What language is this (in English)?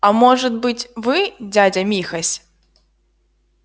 Russian